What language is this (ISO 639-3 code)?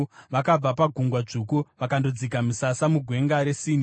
sna